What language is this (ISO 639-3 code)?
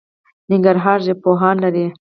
pus